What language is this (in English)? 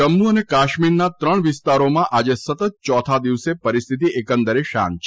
Gujarati